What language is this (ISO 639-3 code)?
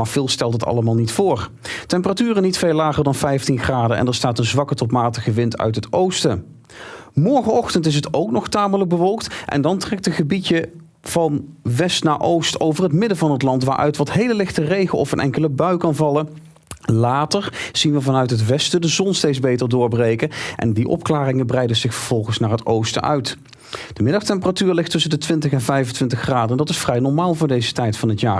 nld